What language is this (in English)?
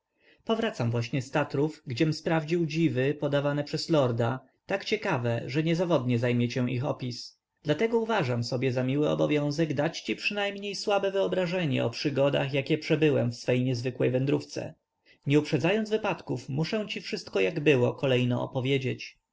Polish